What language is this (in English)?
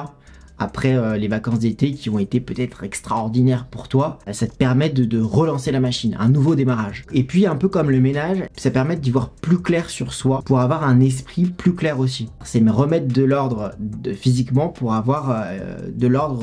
French